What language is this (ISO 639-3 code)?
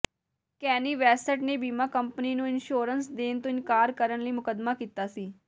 pan